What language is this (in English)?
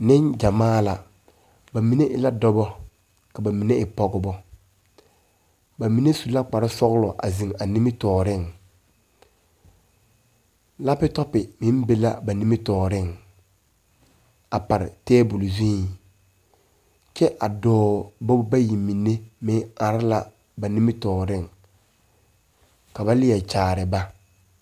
Southern Dagaare